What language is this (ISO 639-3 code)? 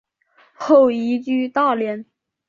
zho